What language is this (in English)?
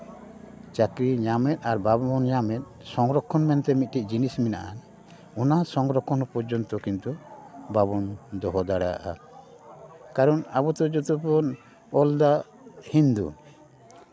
Santali